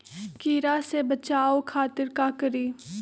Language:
Magahi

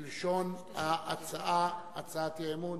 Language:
Hebrew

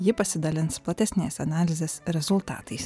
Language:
Lithuanian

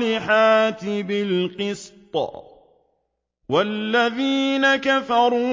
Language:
Arabic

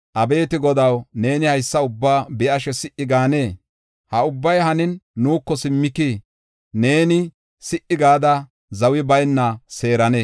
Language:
Gofa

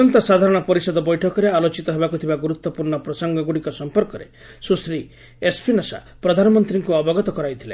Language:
Odia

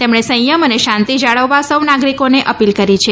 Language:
Gujarati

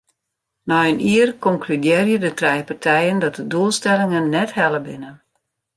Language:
Western Frisian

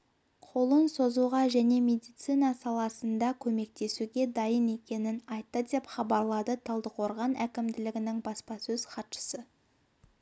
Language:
Kazakh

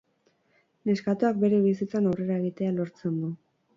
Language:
Basque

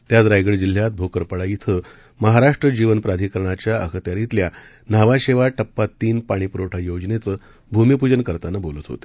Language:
Marathi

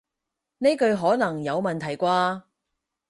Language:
Cantonese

